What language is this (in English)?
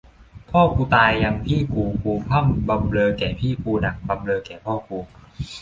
Thai